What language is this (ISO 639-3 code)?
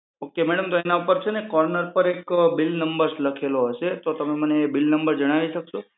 guj